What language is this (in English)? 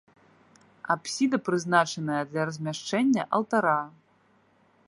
Belarusian